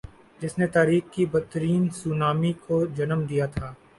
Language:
Urdu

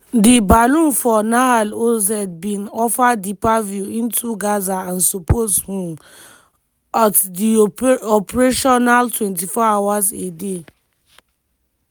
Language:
Nigerian Pidgin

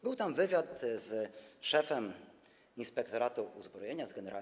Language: Polish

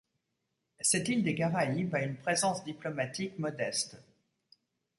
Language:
French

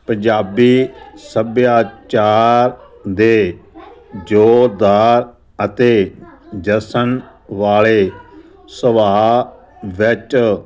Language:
Punjabi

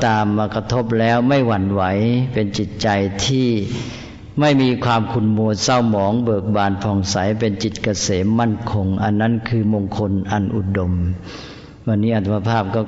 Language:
Thai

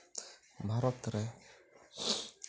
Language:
Santali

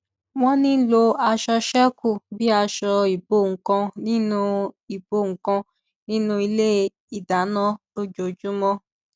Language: Yoruba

